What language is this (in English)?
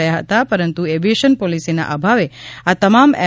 Gujarati